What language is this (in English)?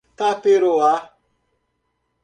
Portuguese